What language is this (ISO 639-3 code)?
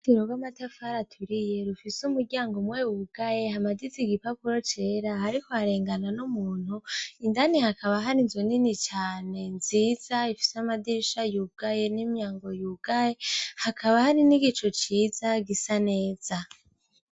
run